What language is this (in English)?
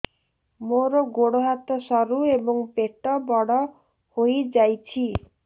Odia